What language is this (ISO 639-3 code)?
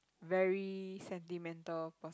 eng